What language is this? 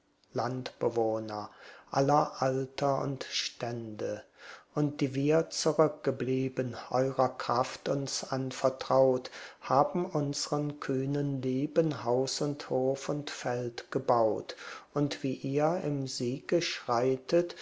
German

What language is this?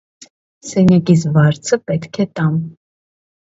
Armenian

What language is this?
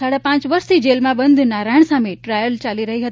Gujarati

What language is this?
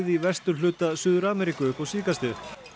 Icelandic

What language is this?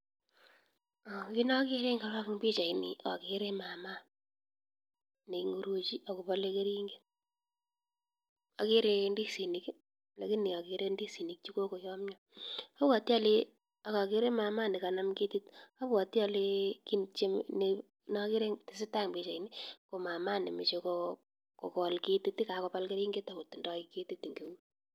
Kalenjin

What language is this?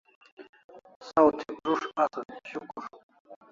Kalasha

